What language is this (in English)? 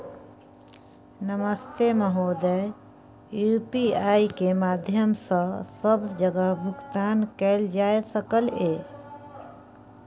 Maithili